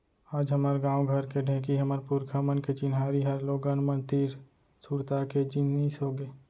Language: Chhattisgarhi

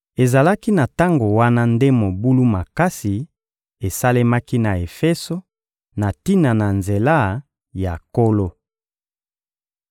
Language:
Lingala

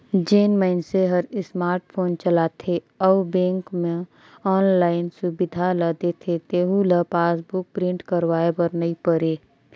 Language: Chhattisgarhi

